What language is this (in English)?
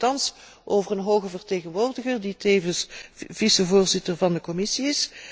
Dutch